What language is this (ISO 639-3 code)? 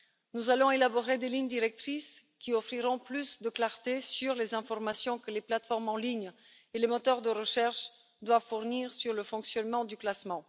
fra